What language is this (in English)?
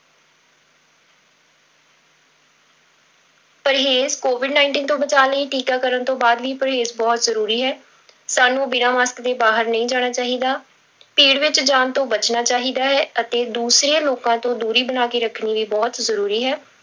Punjabi